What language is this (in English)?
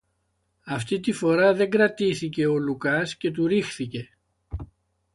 Greek